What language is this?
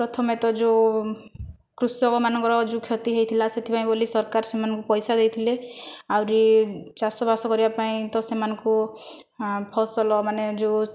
Odia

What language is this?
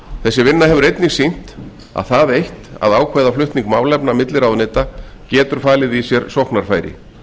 Icelandic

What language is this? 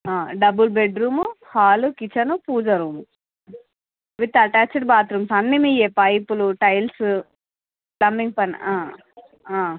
Telugu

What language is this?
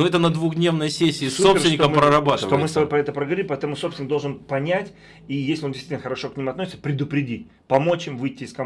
Russian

